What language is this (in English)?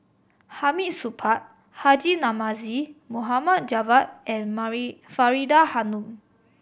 English